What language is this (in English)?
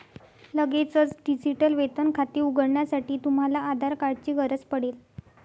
Marathi